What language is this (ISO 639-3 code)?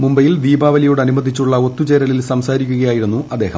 mal